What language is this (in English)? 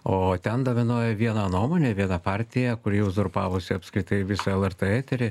Lithuanian